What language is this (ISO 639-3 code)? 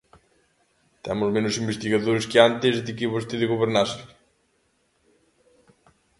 glg